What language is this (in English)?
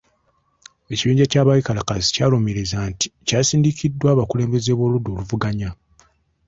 Ganda